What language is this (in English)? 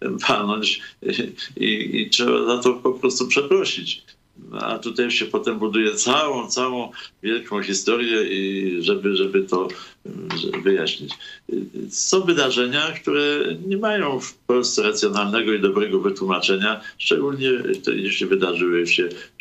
Polish